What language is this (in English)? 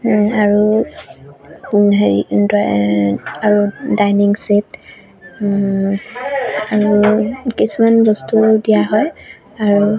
Assamese